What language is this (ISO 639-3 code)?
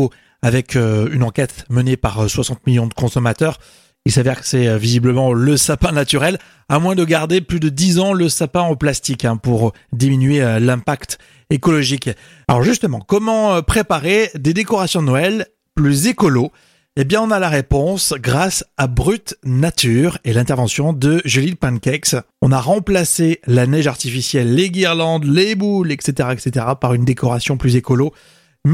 fra